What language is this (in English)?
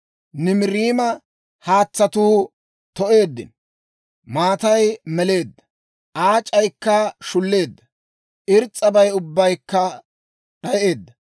Dawro